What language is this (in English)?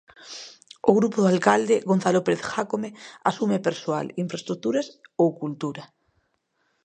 Galician